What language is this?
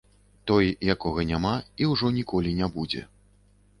Belarusian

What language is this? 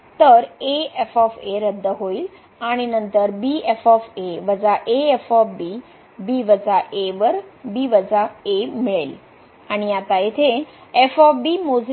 Marathi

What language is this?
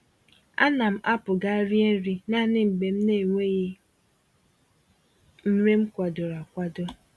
Igbo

